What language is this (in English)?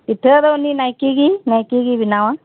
Santali